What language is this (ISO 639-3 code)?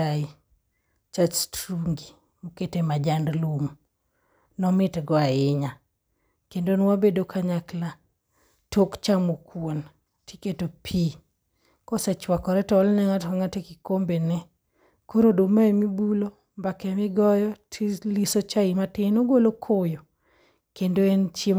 luo